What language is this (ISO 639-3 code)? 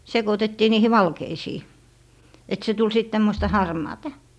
fin